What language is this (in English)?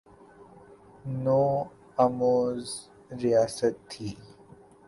Urdu